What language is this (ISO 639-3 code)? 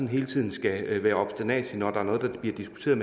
dan